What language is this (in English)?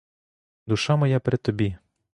Ukrainian